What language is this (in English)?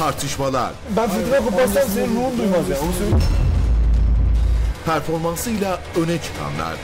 Turkish